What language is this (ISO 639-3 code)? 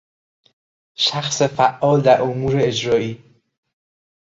fas